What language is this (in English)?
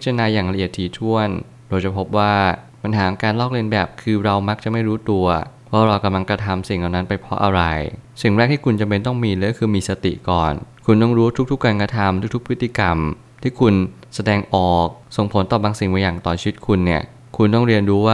Thai